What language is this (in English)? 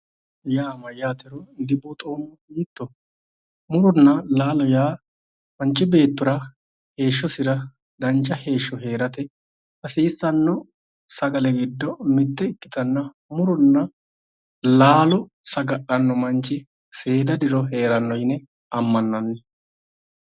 Sidamo